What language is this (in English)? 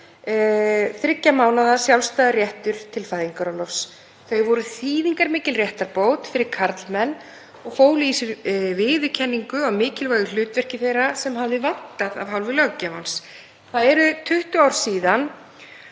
Icelandic